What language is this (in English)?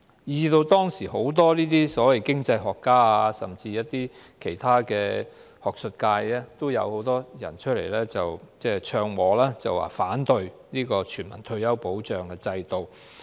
Cantonese